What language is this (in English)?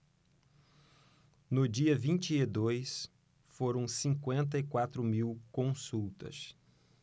Portuguese